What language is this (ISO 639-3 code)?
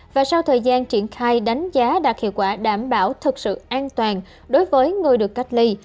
vie